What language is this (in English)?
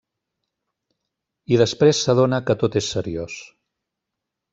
Catalan